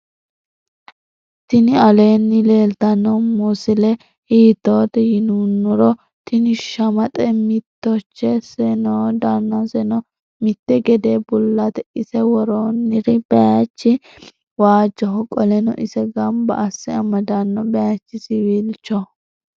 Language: Sidamo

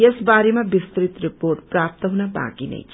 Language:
Nepali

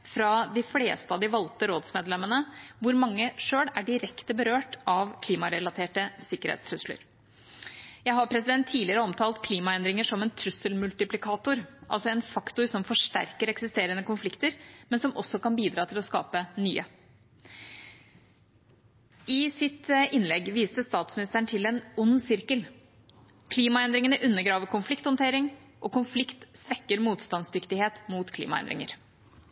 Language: Norwegian Bokmål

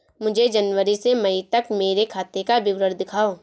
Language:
Hindi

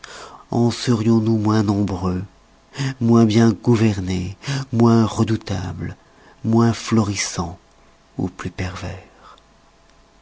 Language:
French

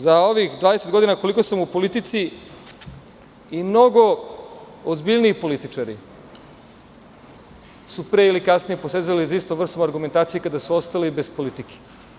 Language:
Serbian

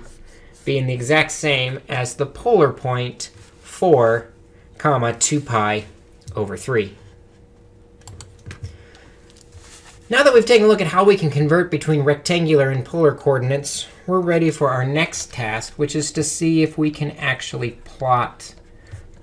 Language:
English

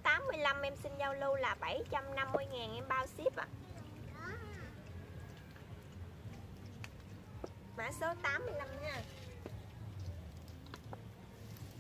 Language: Vietnamese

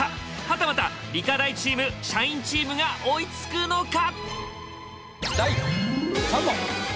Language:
Japanese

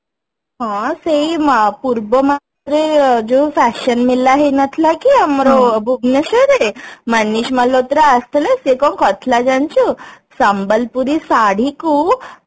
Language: Odia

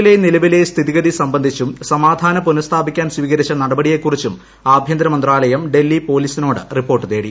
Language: Malayalam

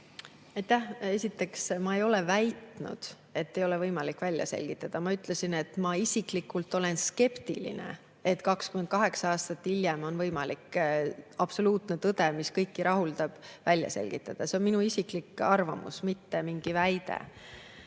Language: Estonian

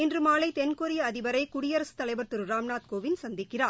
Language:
Tamil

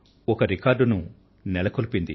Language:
Telugu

